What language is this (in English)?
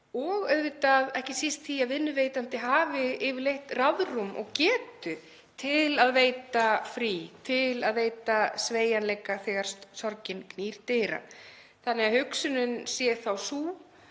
Icelandic